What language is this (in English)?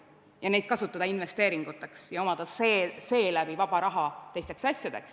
Estonian